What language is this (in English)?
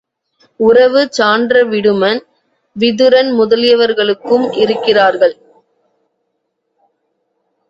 Tamil